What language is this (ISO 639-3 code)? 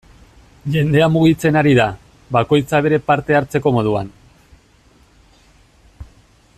eus